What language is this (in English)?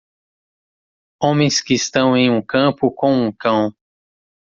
Portuguese